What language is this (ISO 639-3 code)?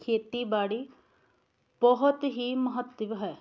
pan